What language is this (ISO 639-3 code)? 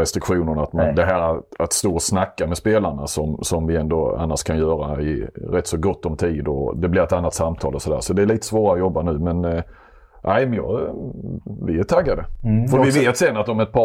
swe